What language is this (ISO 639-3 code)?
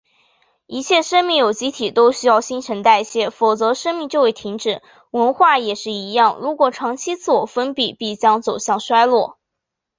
zho